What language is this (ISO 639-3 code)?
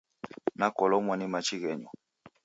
dav